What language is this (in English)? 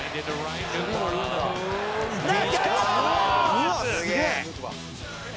Japanese